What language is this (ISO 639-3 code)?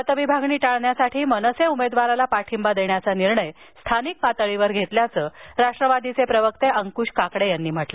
mar